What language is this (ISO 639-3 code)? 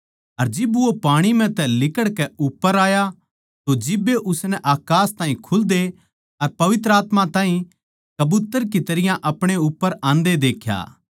bgc